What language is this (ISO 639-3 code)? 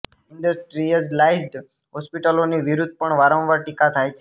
guj